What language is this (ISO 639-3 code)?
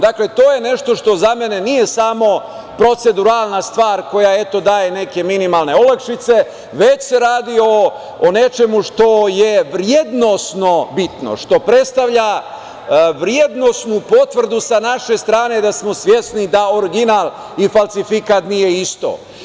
srp